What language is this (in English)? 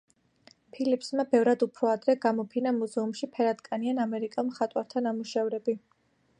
Georgian